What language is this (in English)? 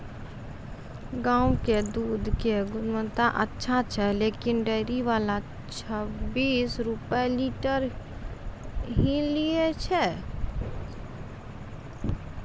Maithili